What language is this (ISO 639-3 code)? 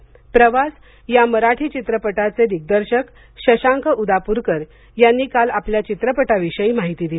mar